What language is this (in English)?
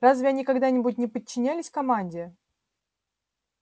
Russian